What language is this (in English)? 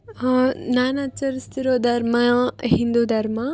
Kannada